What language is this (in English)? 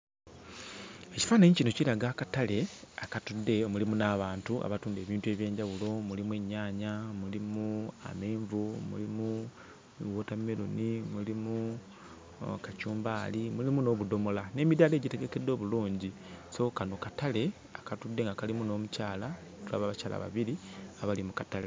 Ganda